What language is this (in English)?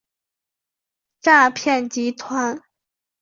Chinese